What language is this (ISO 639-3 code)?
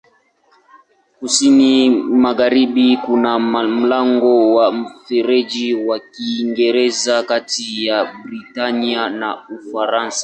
swa